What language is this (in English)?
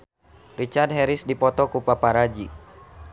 Sundanese